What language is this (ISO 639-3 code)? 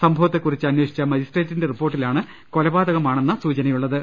mal